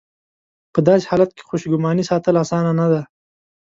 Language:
Pashto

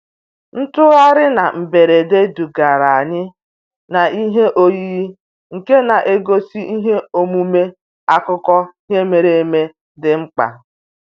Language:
Igbo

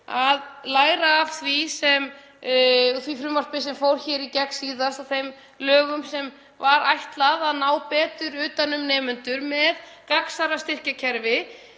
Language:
Icelandic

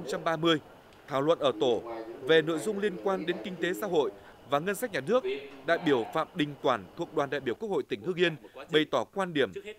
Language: Vietnamese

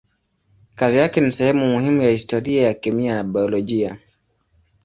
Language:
Swahili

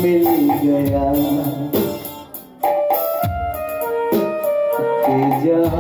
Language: Arabic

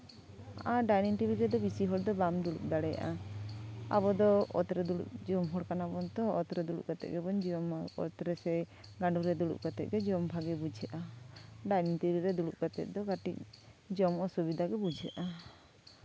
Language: Santali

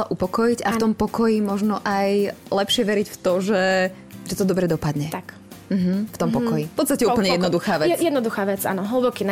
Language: Slovak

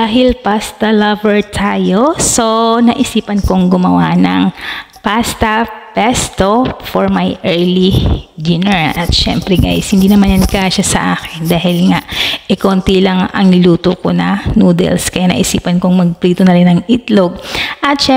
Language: Filipino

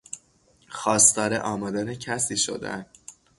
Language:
Persian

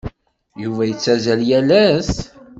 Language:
Kabyle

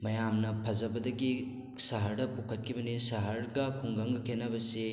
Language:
Manipuri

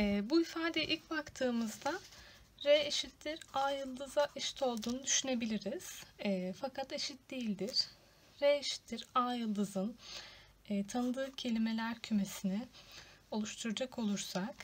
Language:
Turkish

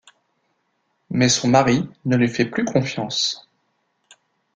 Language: French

